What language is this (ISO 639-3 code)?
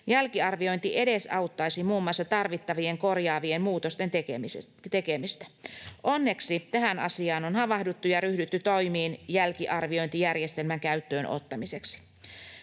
fin